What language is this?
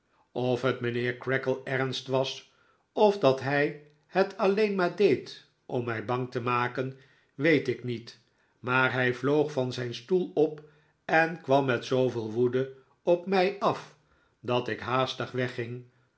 Dutch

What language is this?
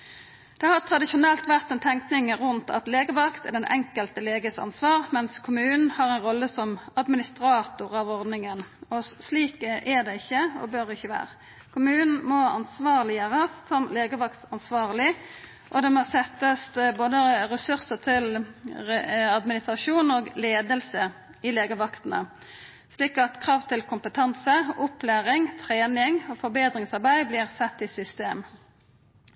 Norwegian Nynorsk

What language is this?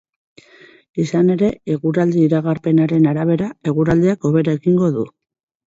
Basque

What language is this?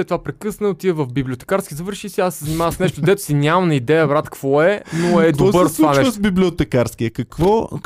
Bulgarian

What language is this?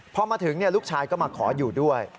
Thai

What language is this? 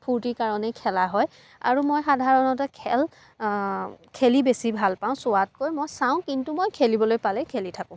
Assamese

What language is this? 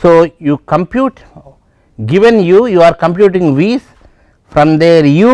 English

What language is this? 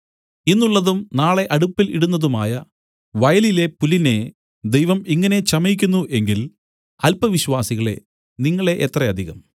Malayalam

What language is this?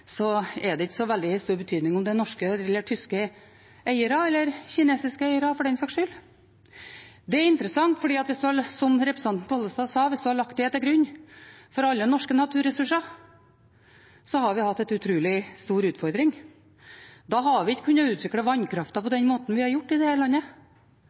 Norwegian Bokmål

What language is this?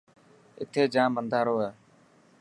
Dhatki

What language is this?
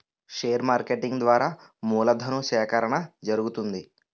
Telugu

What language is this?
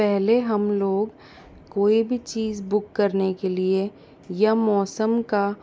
Hindi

